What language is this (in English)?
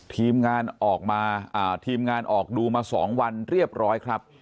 Thai